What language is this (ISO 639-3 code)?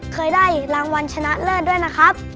tha